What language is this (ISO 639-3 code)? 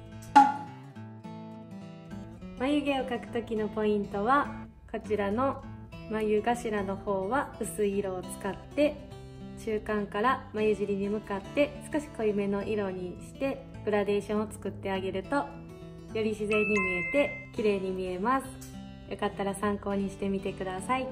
jpn